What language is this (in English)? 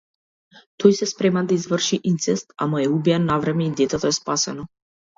Macedonian